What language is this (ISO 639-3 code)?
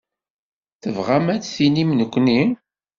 kab